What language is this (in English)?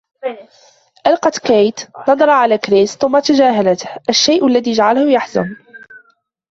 Arabic